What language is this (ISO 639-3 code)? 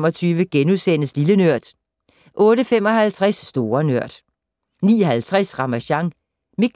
dan